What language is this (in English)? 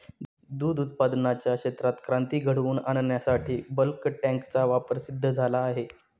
Marathi